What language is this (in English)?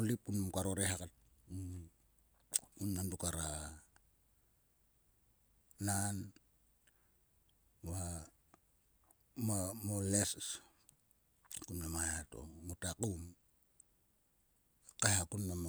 Sulka